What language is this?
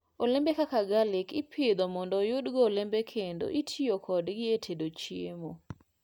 Luo (Kenya and Tanzania)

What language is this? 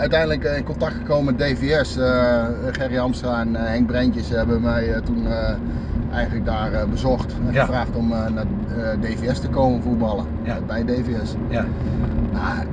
Dutch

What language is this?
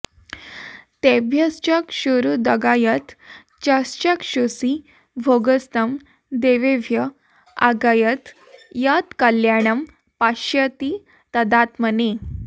Sanskrit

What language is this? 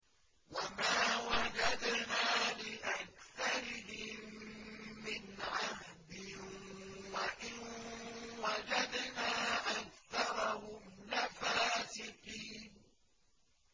Arabic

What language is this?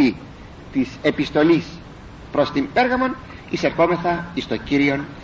Greek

